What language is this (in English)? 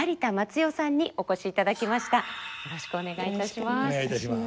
Japanese